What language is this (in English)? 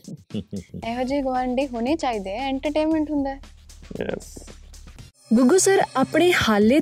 Punjabi